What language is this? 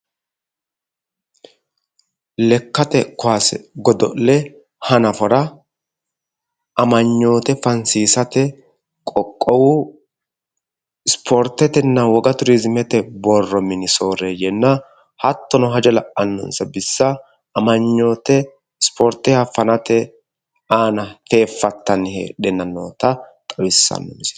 Sidamo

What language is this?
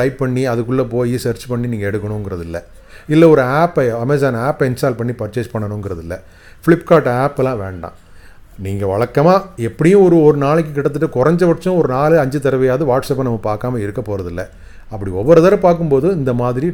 Tamil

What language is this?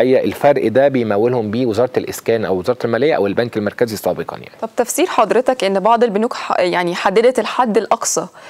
Arabic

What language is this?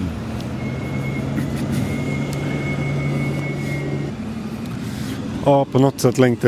Swedish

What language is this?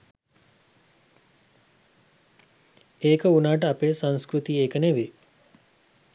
Sinhala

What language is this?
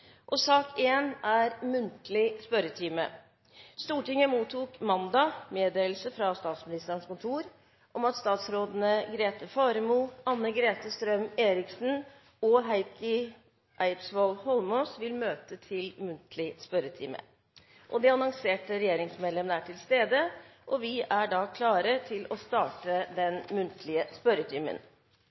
Norwegian Bokmål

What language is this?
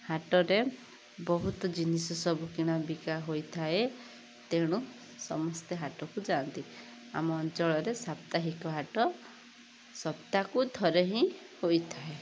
Odia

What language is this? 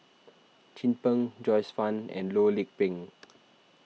English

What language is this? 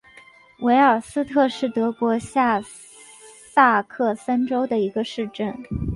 Chinese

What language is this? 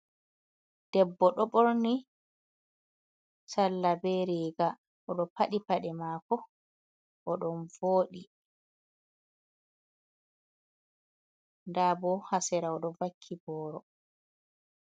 Fula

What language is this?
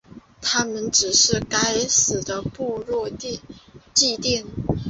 Chinese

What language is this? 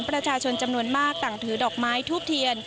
Thai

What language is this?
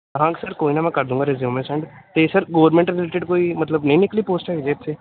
Punjabi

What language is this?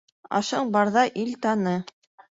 Bashkir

